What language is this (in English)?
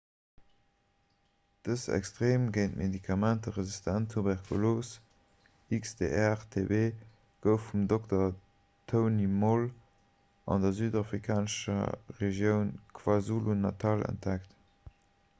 Luxembourgish